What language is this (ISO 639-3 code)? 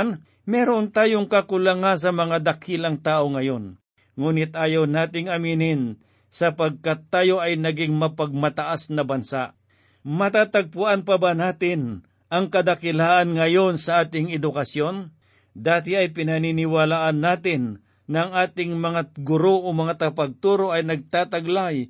fil